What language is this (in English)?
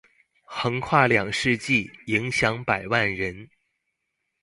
Chinese